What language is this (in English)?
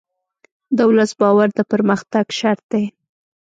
Pashto